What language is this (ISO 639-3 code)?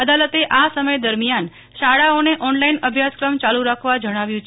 guj